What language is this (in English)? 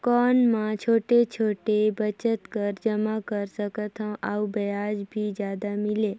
Chhattisgarhi